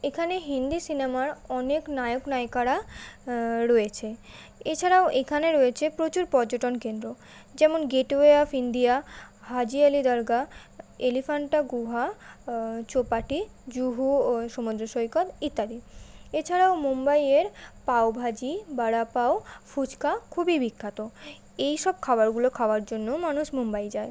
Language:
Bangla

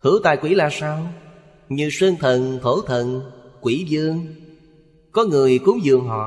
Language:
Vietnamese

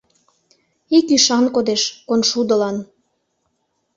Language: Mari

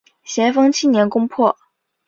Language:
Chinese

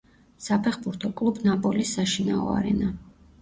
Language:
Georgian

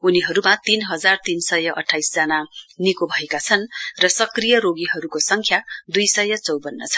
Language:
Nepali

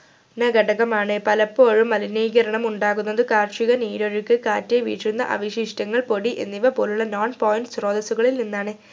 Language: Malayalam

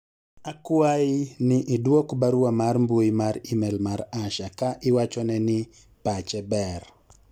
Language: Luo (Kenya and Tanzania)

